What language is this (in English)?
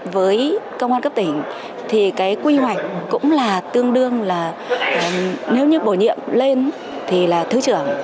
Vietnamese